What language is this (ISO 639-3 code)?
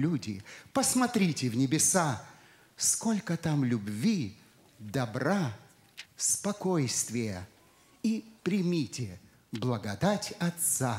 rus